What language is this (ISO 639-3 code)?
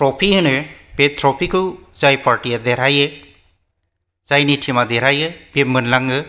brx